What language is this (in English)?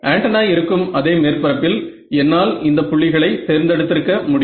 Tamil